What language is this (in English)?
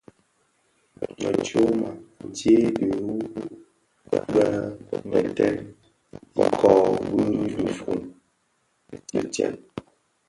Bafia